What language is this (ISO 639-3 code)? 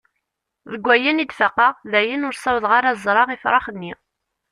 kab